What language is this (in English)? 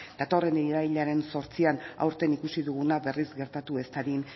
Basque